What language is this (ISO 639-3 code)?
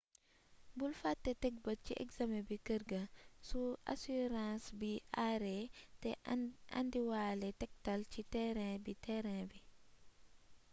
wol